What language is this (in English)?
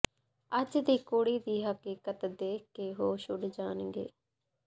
Punjabi